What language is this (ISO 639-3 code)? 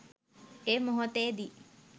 sin